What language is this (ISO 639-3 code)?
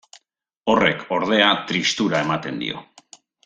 eus